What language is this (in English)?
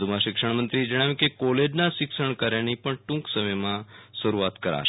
Gujarati